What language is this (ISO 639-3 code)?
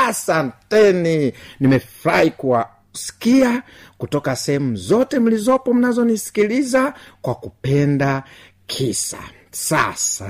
swa